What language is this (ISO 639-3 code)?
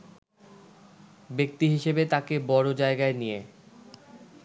ben